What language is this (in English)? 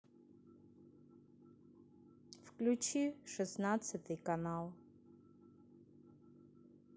Russian